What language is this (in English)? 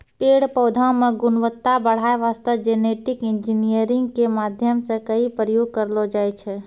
Maithili